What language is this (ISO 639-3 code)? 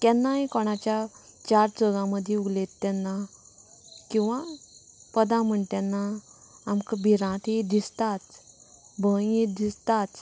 kok